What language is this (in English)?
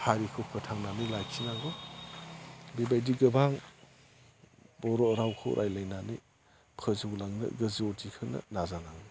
Bodo